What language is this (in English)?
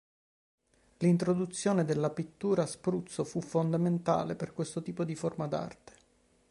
Italian